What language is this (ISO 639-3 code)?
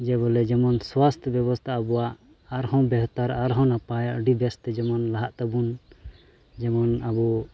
sat